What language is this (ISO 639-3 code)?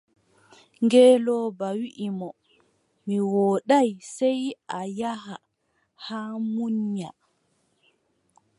fub